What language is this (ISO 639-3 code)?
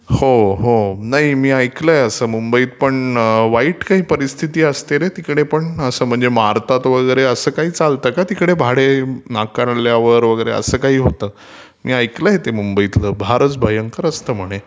mar